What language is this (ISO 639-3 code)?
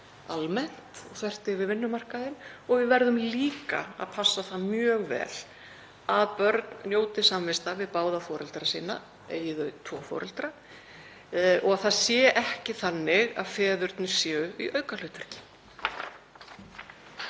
isl